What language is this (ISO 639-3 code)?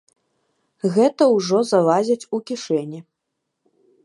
bel